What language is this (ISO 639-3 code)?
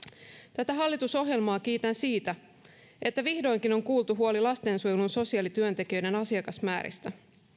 fin